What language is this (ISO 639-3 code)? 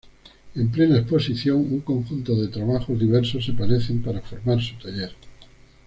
spa